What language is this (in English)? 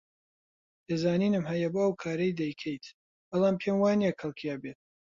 Central Kurdish